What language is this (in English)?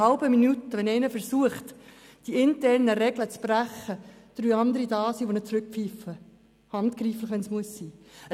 Swiss German